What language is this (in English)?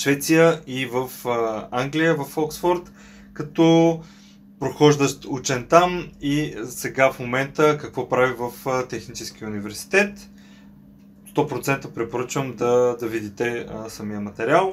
Bulgarian